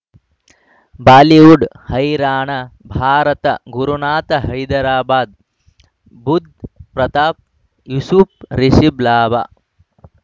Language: Kannada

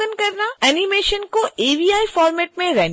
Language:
Hindi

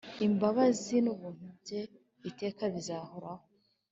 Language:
Kinyarwanda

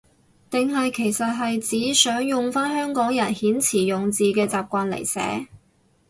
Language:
Cantonese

